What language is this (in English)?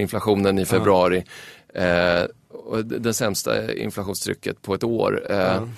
Swedish